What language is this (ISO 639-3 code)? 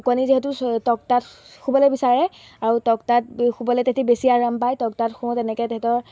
asm